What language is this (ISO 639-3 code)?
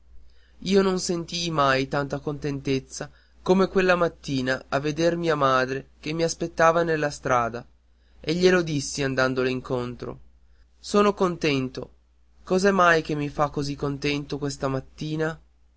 ita